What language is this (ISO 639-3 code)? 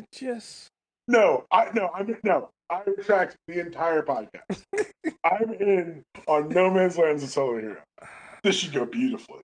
eng